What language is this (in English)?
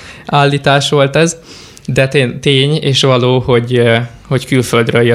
Hungarian